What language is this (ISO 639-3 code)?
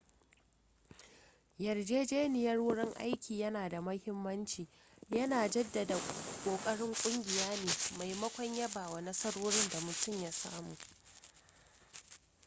hau